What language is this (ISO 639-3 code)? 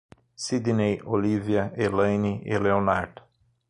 por